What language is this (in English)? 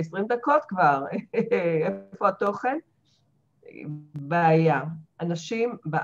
Hebrew